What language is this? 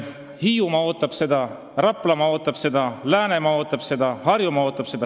Estonian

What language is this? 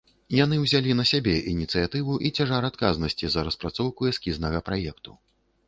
Belarusian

